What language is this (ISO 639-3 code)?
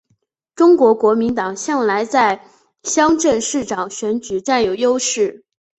zho